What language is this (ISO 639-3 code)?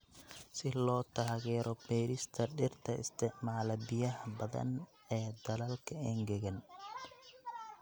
som